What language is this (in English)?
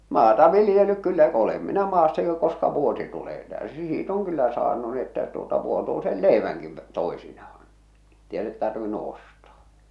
Finnish